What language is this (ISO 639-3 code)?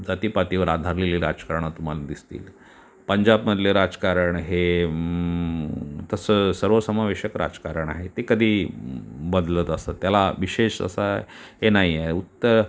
mar